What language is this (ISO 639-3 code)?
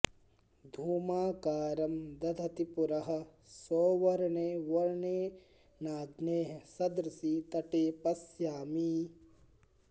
san